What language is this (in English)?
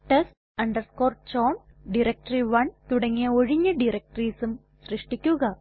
Malayalam